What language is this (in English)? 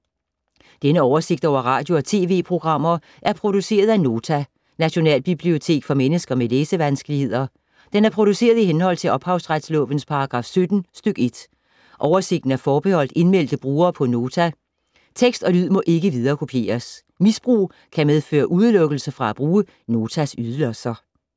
Danish